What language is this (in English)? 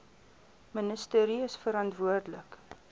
Afrikaans